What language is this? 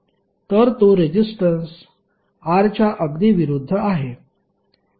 Marathi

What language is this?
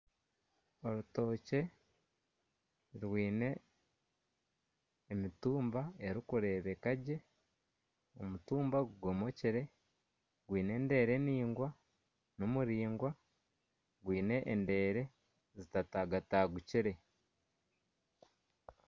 Nyankole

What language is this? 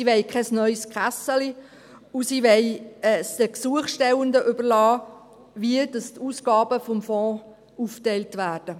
Swiss German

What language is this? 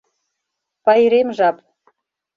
Mari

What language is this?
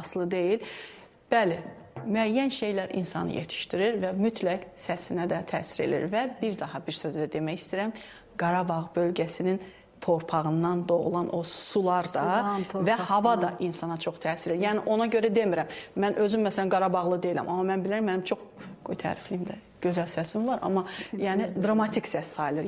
Turkish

